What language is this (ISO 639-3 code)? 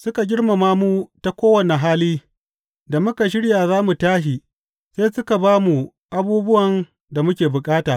hau